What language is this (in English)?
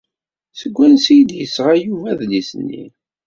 Kabyle